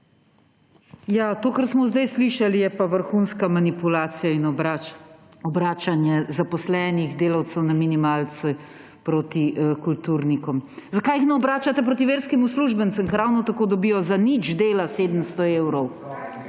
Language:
Slovenian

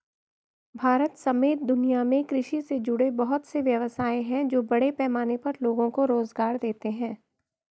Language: Hindi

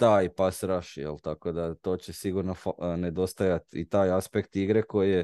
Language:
Croatian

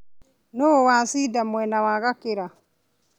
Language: Kikuyu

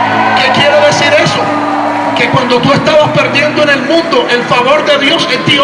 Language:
Spanish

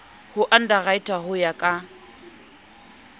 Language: Southern Sotho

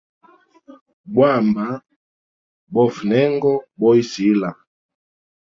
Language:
Hemba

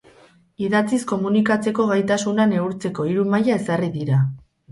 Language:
Basque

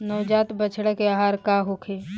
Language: Bhojpuri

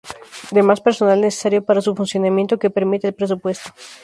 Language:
Spanish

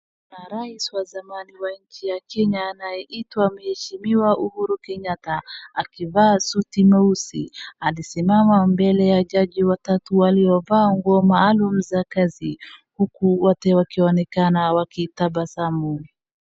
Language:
Swahili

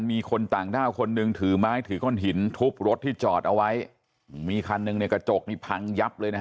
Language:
Thai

